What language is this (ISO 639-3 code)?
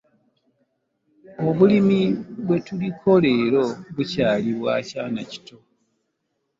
lug